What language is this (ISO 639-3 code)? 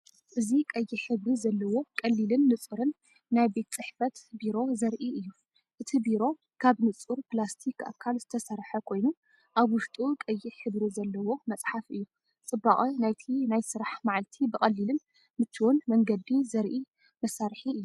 tir